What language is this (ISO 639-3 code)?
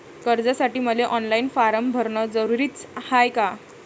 mar